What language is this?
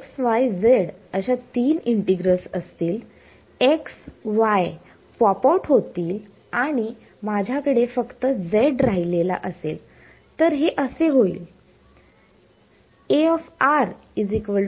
Marathi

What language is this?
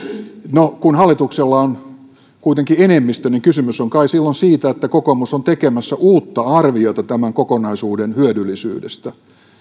Finnish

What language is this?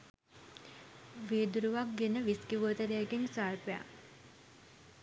Sinhala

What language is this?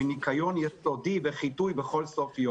Hebrew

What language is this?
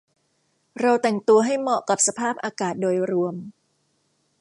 Thai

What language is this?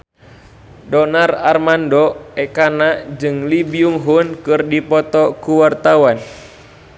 Sundanese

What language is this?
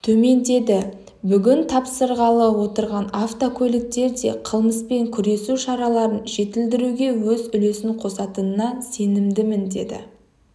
Kazakh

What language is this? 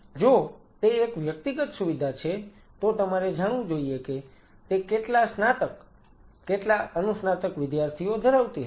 Gujarati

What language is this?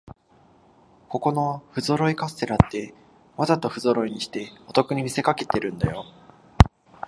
Japanese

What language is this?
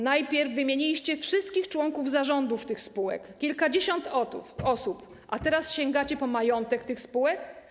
Polish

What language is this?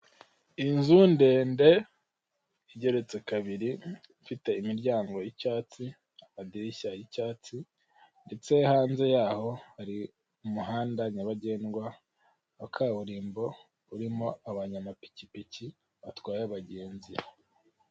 Kinyarwanda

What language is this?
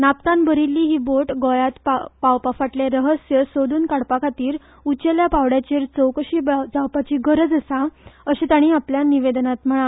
Konkani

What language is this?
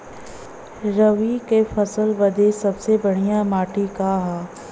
Bhojpuri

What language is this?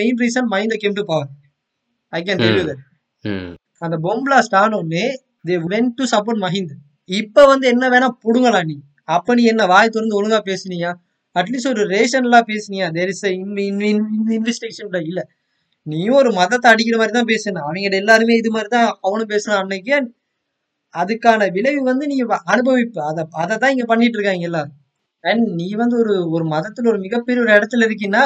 Tamil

